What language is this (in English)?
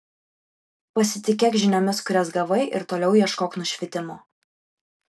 Lithuanian